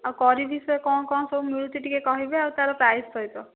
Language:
Odia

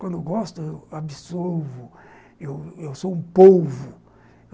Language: Portuguese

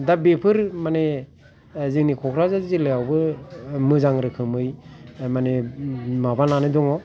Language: Bodo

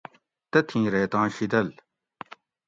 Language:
Gawri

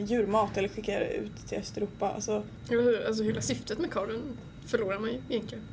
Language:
Swedish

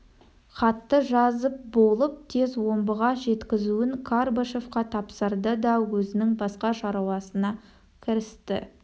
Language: Kazakh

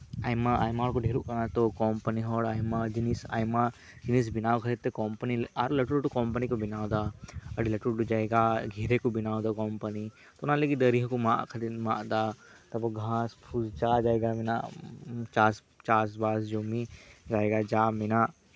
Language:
Santali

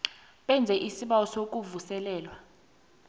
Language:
South Ndebele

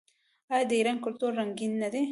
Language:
Pashto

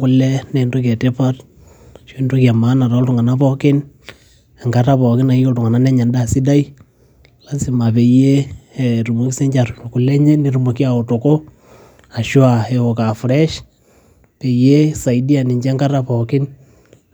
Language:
Masai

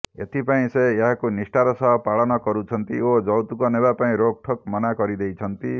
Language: Odia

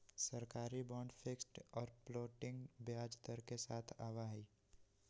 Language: Magahi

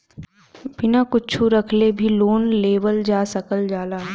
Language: Bhojpuri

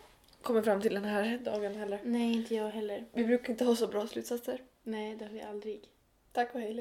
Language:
Swedish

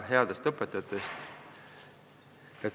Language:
Estonian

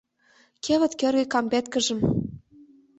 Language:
Mari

